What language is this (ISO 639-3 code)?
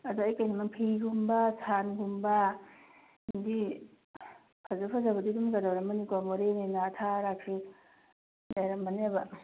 mni